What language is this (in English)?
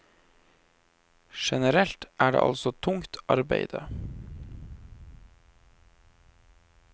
Norwegian